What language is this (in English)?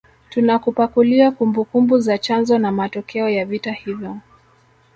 Swahili